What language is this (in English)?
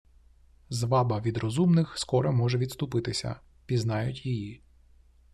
Ukrainian